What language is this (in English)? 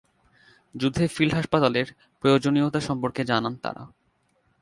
Bangla